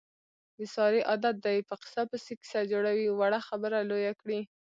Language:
Pashto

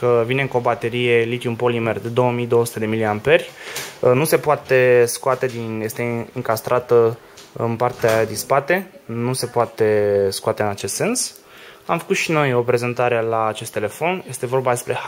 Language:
Romanian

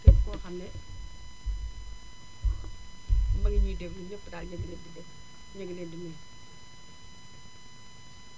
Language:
Wolof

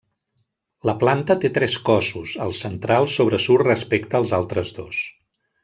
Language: Catalan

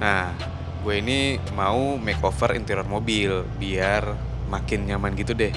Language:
Indonesian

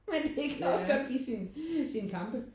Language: Danish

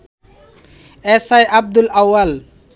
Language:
Bangla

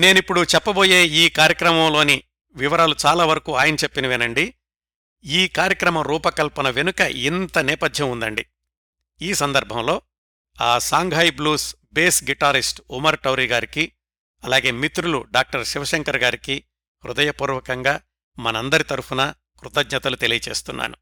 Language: Telugu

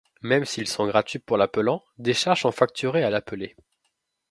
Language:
French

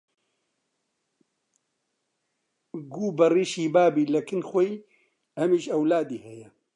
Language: Central Kurdish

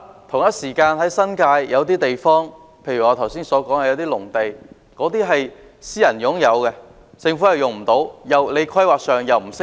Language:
Cantonese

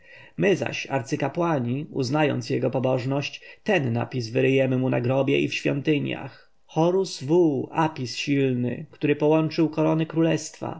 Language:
Polish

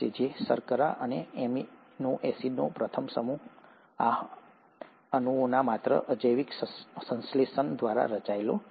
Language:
Gujarati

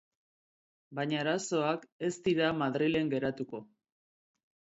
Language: Basque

